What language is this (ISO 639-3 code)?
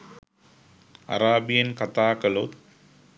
sin